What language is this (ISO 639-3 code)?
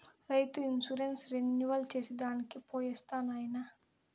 tel